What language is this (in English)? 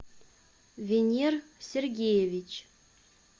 Russian